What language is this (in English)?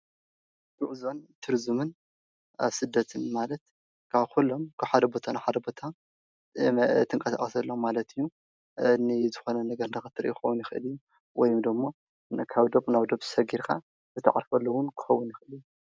Tigrinya